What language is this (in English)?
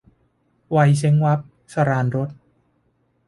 Thai